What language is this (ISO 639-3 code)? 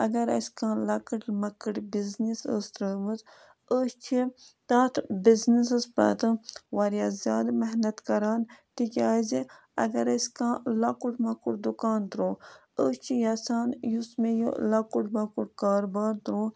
kas